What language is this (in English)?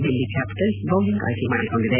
Kannada